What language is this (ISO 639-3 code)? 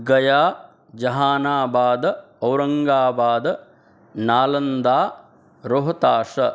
san